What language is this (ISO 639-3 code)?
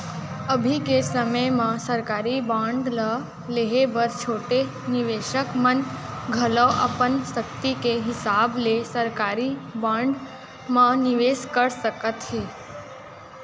hne